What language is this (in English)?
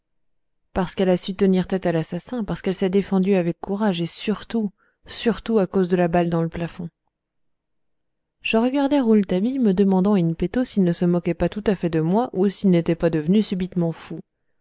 French